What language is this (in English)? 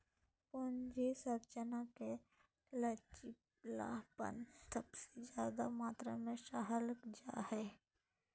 Magahi